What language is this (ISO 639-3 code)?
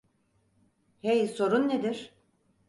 tur